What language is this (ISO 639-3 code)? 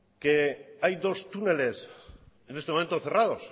spa